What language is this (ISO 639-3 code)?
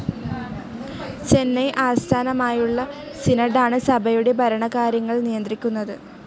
mal